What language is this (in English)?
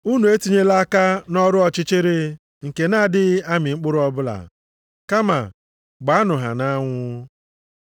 Igbo